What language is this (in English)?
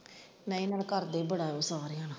Punjabi